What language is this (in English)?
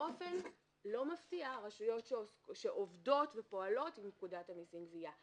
Hebrew